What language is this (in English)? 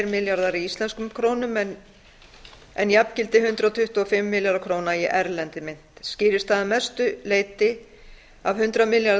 Icelandic